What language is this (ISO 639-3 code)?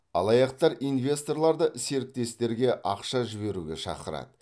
kaz